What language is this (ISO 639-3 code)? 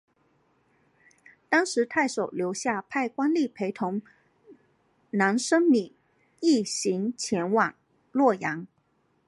zho